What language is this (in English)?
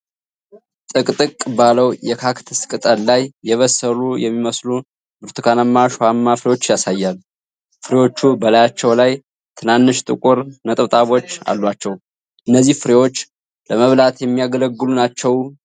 Amharic